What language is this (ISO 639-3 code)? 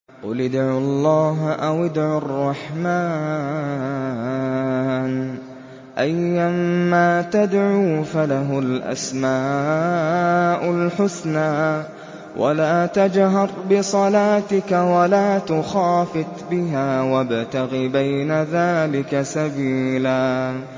ara